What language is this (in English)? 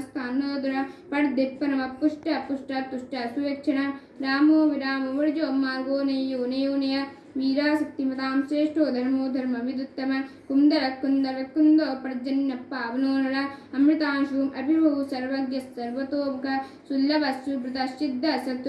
Hindi